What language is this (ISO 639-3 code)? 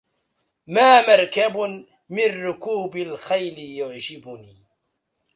ara